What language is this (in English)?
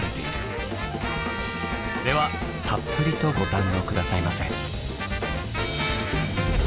Japanese